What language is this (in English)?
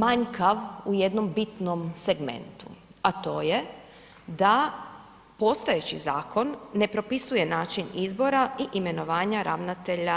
Croatian